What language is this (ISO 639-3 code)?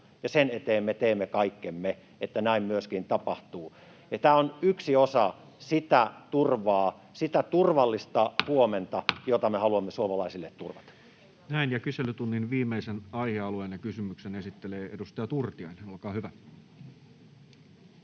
fin